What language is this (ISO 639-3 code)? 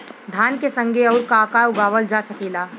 bho